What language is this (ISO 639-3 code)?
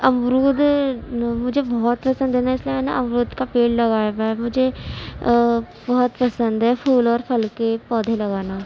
urd